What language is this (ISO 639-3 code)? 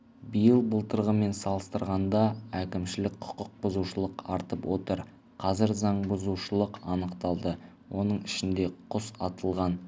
kaz